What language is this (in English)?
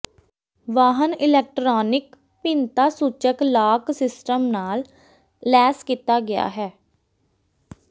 Punjabi